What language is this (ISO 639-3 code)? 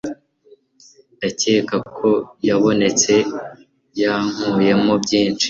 kin